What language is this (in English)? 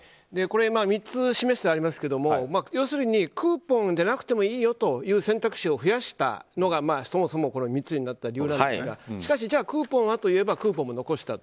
Japanese